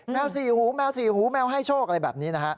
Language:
Thai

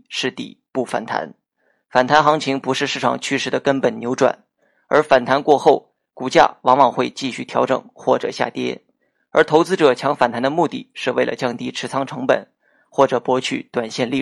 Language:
Chinese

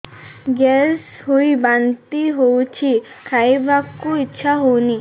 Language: Odia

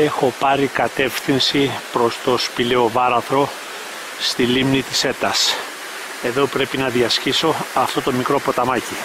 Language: Greek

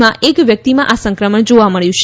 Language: Gujarati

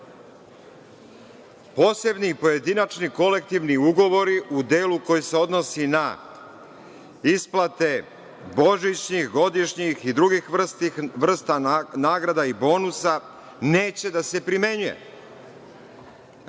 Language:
Serbian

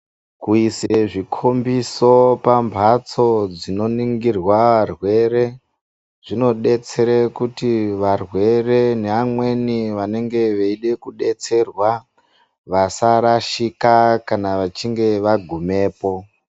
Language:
Ndau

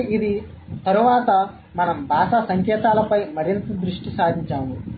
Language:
Telugu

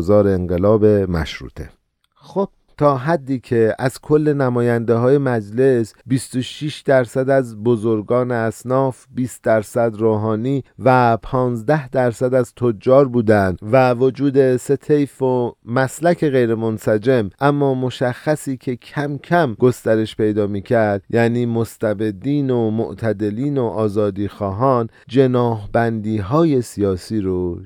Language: Persian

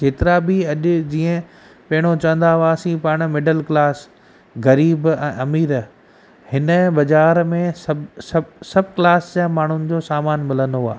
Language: Sindhi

